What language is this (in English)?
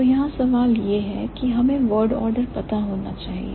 Hindi